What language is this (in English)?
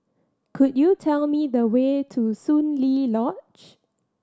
English